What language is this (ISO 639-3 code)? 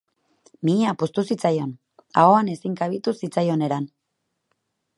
eus